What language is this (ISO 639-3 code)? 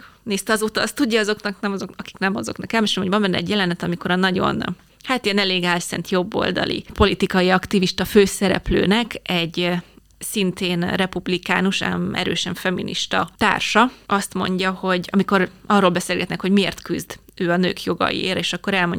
hun